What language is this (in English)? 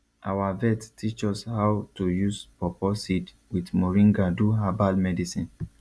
Nigerian Pidgin